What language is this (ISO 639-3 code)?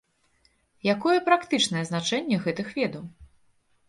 bel